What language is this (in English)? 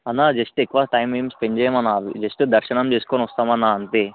Telugu